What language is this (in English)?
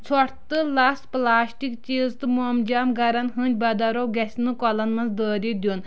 Kashmiri